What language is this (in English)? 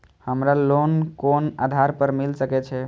Maithili